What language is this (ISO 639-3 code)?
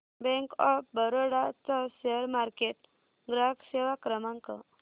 mar